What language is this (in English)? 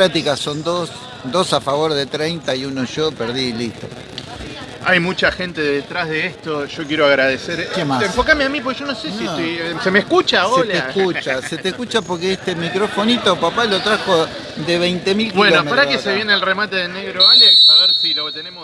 Spanish